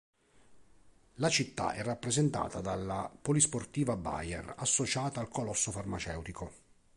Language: Italian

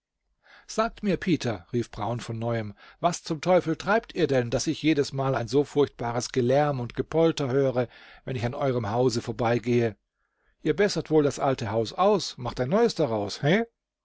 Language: German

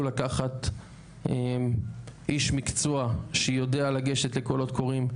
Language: Hebrew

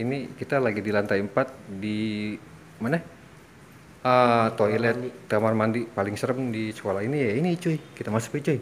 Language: Indonesian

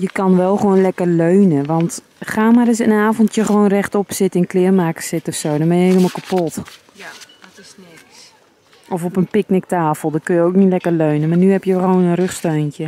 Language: Dutch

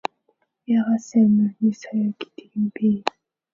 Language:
Mongolian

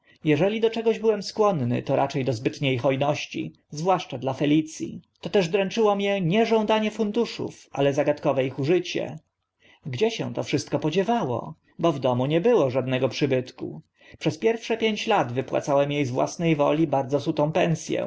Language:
Polish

